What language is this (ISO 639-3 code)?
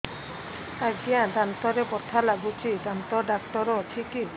ori